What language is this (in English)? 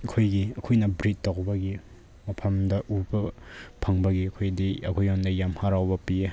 Manipuri